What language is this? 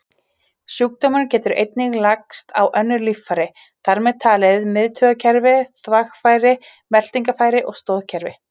Icelandic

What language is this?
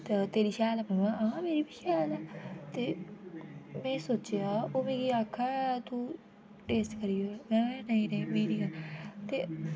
Dogri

